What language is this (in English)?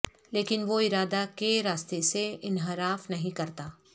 Urdu